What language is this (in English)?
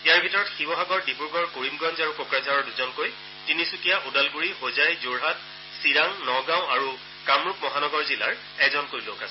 Assamese